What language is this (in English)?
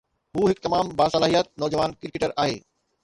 Sindhi